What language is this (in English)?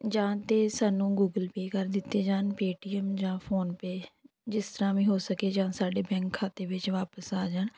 Punjabi